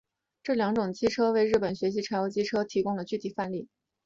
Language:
Chinese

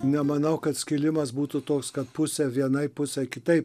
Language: Lithuanian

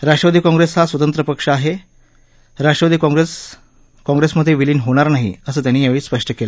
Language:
Marathi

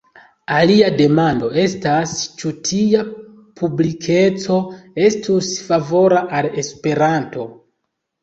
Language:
Esperanto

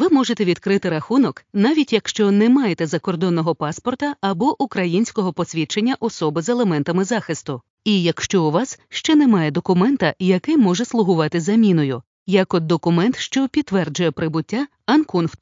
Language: Ukrainian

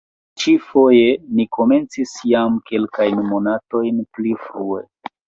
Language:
Esperanto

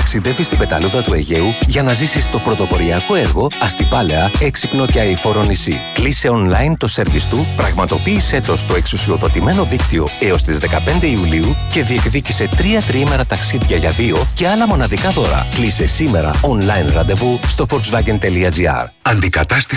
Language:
Greek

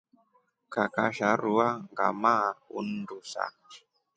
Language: Rombo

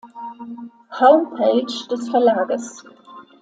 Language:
German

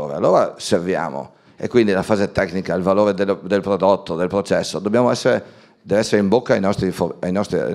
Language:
Italian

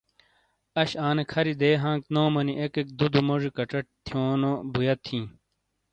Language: Shina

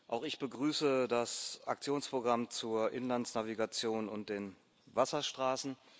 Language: German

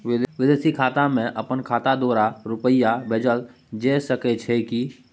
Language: Maithili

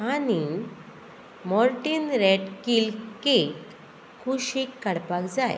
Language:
Konkani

